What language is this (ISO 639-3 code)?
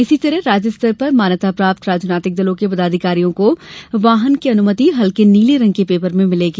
hin